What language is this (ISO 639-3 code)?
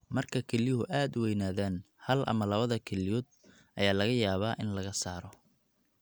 som